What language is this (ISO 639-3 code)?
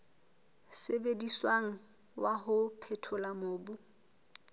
sot